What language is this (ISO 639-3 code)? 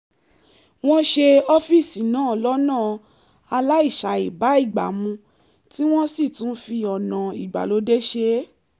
yor